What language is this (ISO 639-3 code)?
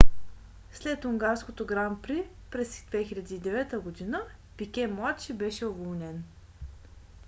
bul